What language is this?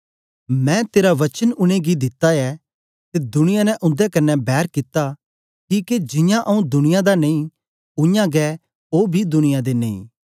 Dogri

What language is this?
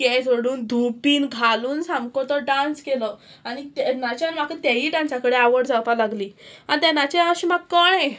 Konkani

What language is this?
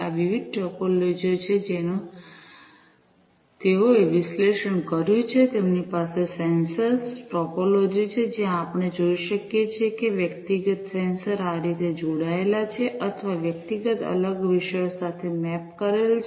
Gujarati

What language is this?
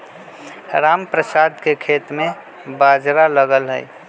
Magahi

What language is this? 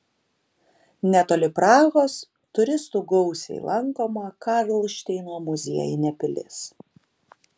Lithuanian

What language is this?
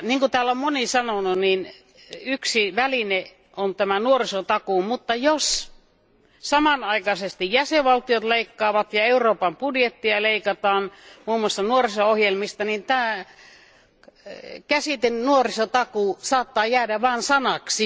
Finnish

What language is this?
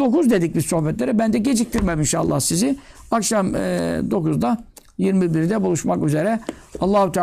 Turkish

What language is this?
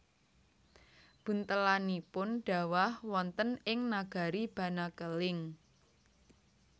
Javanese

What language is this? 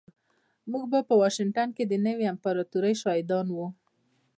Pashto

